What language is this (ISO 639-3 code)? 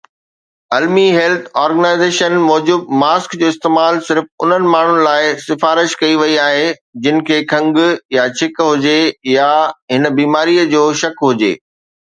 snd